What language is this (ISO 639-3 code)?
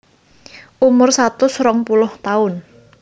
jav